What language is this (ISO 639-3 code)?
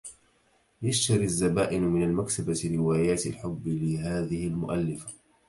ara